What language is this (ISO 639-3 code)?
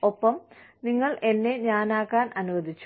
mal